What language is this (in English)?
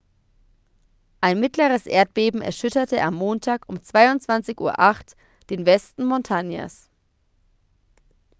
German